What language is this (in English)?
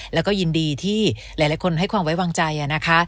Thai